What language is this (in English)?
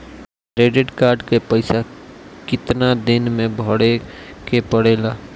Bhojpuri